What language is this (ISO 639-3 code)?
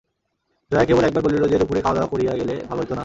ben